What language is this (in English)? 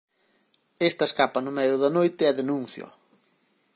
Galician